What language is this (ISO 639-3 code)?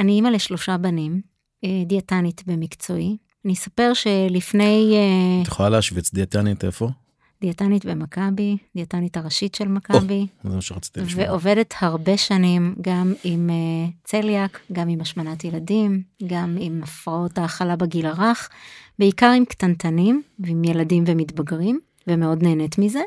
heb